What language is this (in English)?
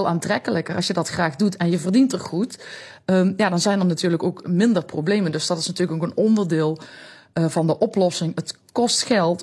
Dutch